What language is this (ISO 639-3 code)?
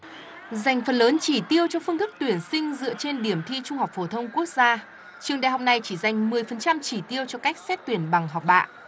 vie